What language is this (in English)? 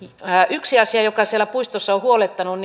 Finnish